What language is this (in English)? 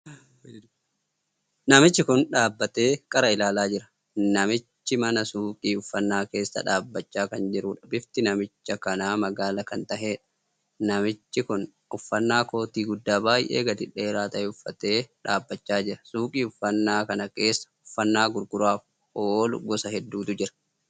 Oromo